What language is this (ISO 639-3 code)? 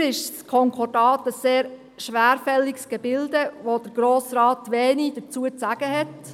gsw